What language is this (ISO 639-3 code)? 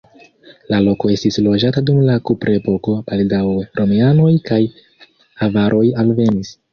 epo